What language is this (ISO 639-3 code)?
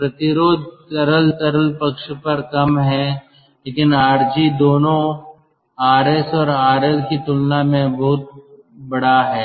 hin